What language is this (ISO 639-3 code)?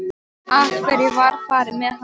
isl